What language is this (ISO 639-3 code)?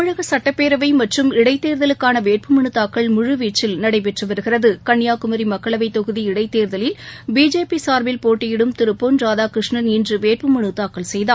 tam